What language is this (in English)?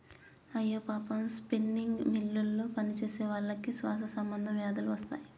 Telugu